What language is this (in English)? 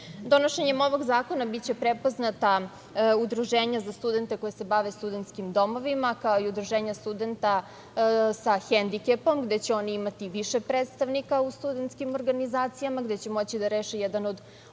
Serbian